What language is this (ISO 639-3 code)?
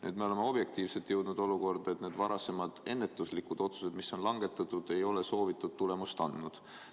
est